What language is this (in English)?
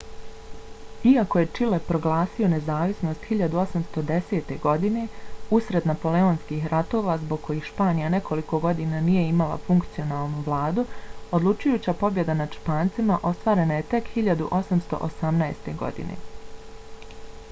Bosnian